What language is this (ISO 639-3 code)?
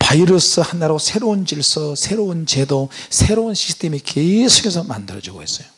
kor